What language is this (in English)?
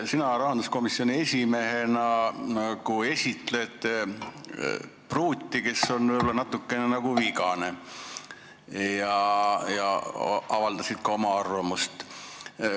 Estonian